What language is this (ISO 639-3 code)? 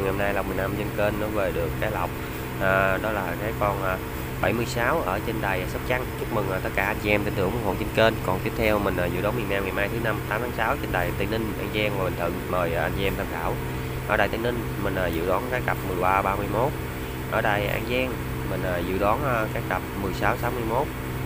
vie